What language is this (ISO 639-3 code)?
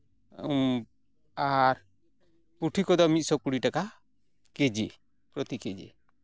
sat